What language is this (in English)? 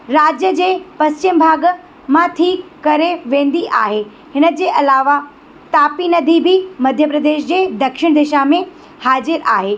Sindhi